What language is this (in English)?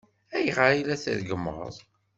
Kabyle